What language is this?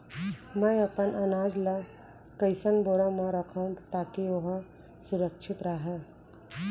Chhattisgarhi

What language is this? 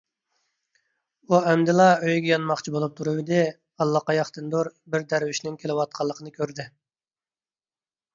Uyghur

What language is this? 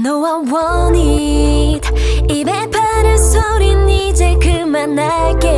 Dutch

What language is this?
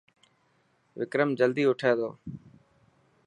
Dhatki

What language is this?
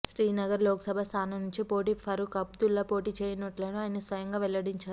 Telugu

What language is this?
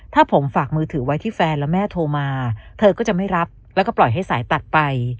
Thai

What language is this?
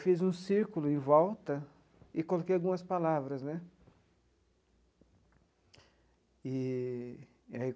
Portuguese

